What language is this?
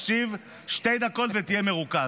Hebrew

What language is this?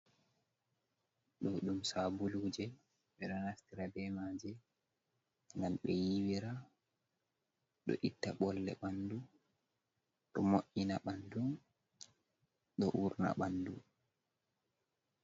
Fula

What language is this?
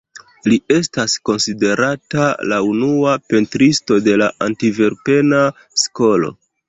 Esperanto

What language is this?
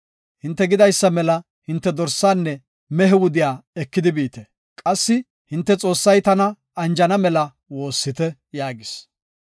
Gofa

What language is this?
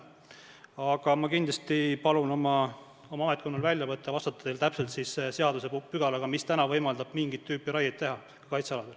Estonian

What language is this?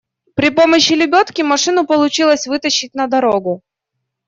Russian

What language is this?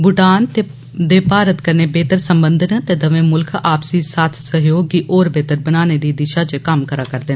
Dogri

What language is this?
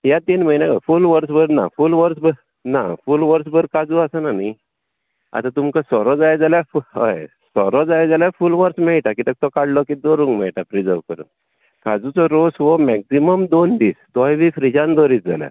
Konkani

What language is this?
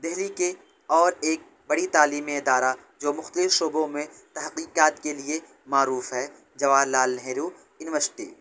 Urdu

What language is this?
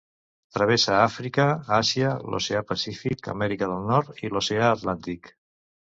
Catalan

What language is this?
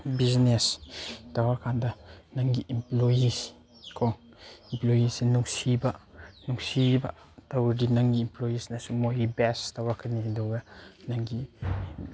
Manipuri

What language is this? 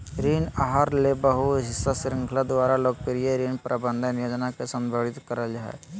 Magahi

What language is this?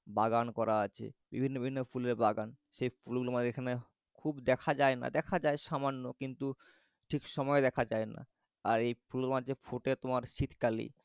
Bangla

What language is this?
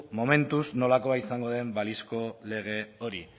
Basque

